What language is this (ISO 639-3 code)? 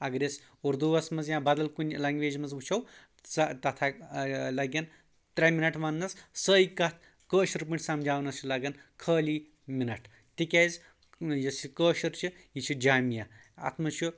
kas